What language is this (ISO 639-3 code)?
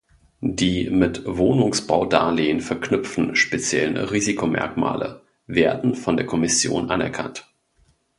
deu